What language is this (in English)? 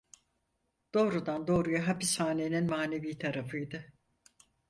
Turkish